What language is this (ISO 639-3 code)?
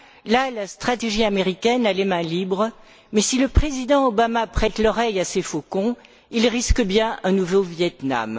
fra